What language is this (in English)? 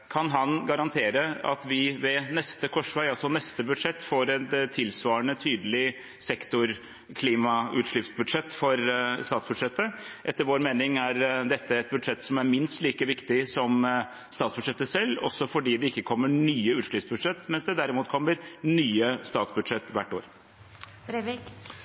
Norwegian Bokmål